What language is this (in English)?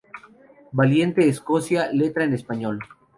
Spanish